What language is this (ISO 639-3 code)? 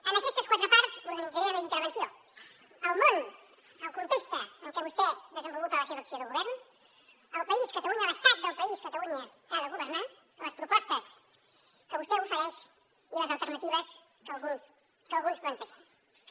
cat